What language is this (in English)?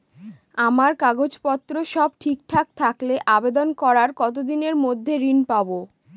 Bangla